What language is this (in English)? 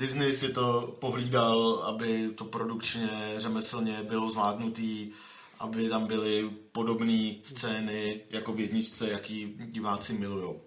Czech